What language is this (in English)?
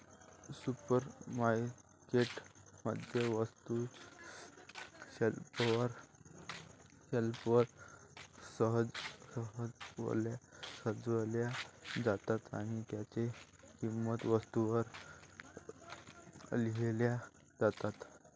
Marathi